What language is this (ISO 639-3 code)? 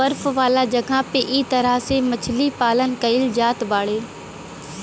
bho